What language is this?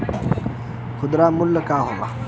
Bhojpuri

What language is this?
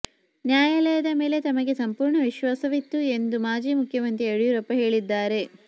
Kannada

